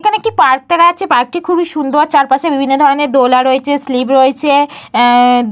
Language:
Bangla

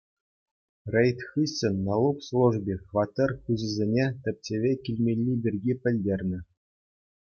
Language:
Chuvash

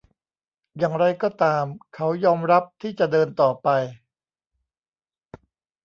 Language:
Thai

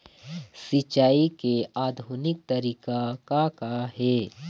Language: Chhattisgarhi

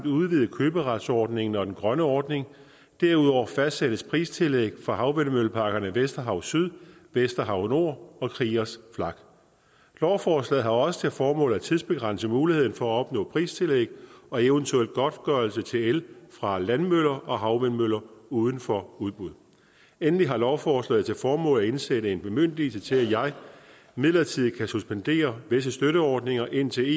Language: Danish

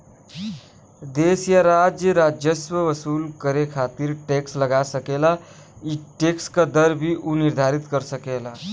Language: Bhojpuri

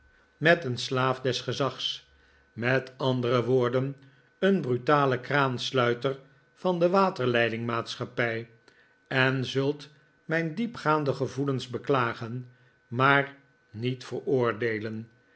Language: Dutch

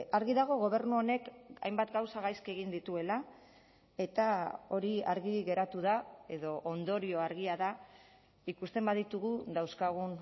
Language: Basque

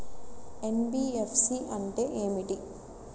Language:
Telugu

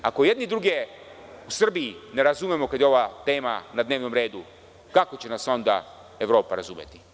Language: Serbian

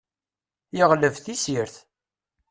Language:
Kabyle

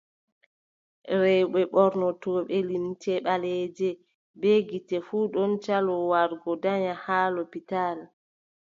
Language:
Adamawa Fulfulde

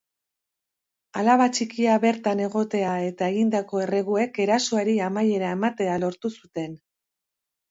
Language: Basque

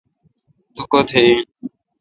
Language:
Kalkoti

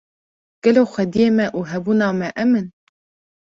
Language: Kurdish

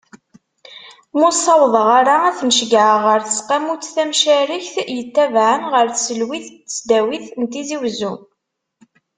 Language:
Kabyle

